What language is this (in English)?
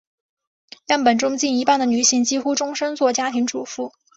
Chinese